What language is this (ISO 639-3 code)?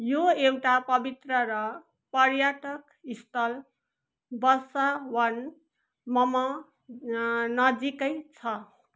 nep